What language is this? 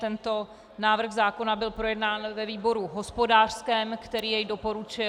Czech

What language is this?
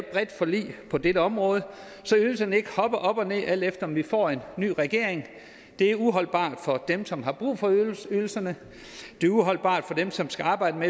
Danish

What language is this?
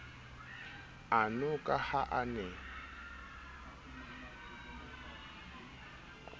Southern Sotho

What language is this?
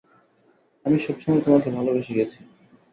Bangla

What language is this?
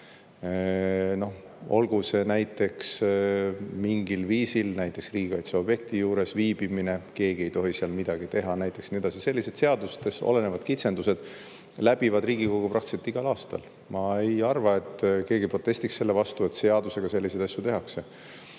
Estonian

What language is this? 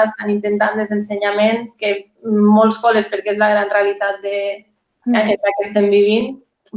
Catalan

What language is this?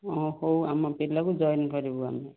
Odia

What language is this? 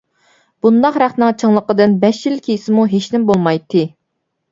Uyghur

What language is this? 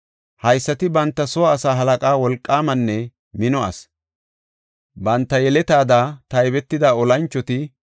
Gofa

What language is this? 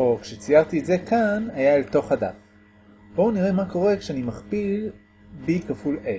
Hebrew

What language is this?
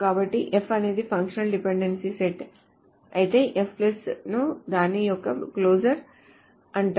Telugu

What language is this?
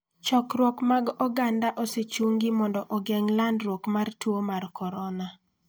Luo (Kenya and Tanzania)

